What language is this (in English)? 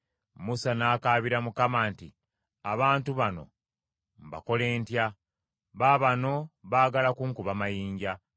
Ganda